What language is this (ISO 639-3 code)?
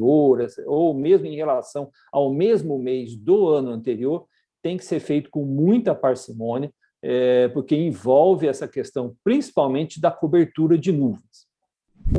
por